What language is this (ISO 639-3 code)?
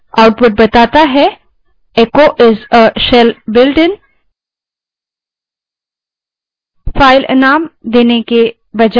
hin